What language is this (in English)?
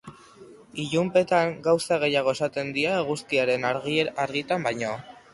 Basque